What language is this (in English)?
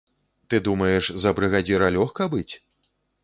Belarusian